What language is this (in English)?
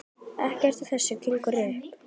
Icelandic